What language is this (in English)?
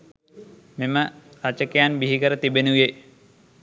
Sinhala